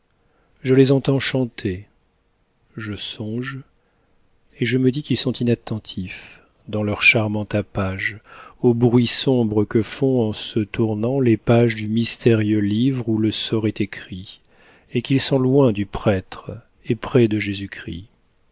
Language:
French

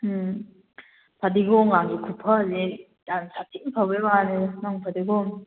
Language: Manipuri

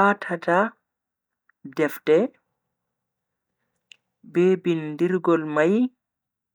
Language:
Bagirmi Fulfulde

